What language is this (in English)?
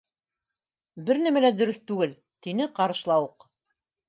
Bashkir